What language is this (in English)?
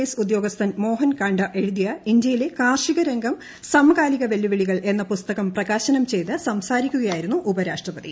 Malayalam